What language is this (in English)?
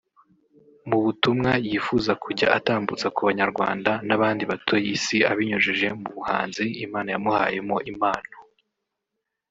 Kinyarwanda